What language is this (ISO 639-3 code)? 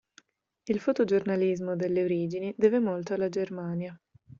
ita